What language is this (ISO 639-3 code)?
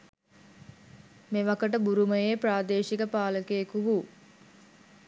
sin